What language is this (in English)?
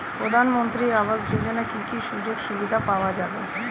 Bangla